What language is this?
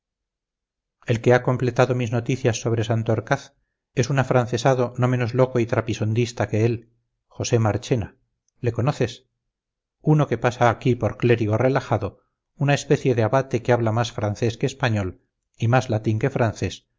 Spanish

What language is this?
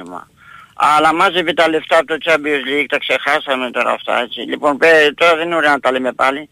Greek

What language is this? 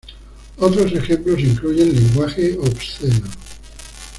Spanish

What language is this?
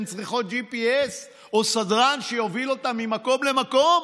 Hebrew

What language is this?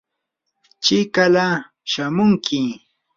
Yanahuanca Pasco Quechua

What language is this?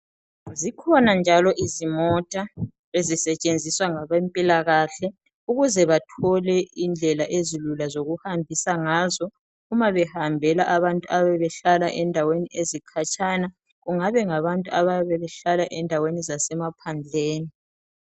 North Ndebele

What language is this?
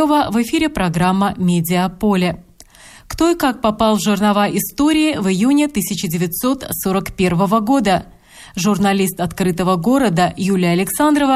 Russian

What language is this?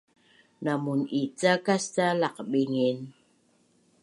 Bunun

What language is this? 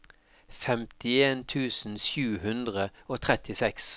Norwegian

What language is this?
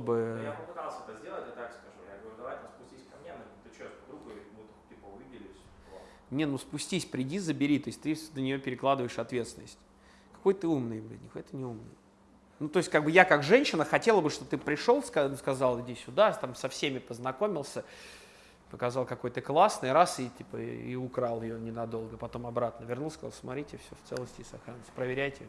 Russian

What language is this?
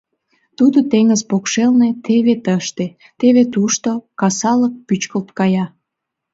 Mari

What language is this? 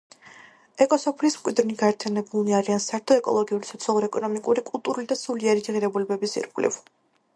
Georgian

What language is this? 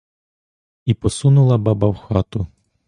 Ukrainian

